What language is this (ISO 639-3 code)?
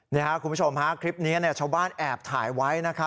tha